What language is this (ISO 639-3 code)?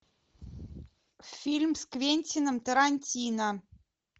rus